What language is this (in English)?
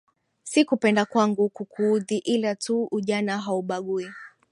Swahili